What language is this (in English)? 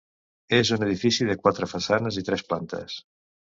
Catalan